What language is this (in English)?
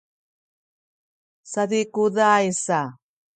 Sakizaya